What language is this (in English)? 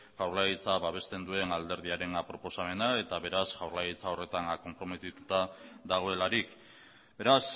Basque